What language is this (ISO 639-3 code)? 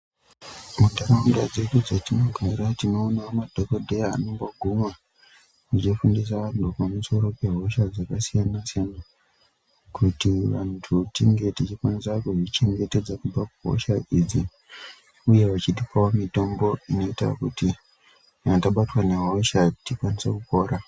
ndc